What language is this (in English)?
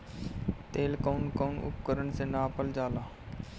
Bhojpuri